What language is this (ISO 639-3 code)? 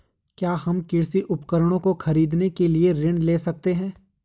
hin